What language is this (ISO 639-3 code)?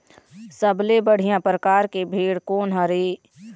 hne